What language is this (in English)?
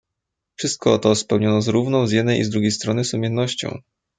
Polish